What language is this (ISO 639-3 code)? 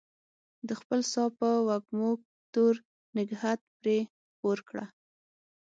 pus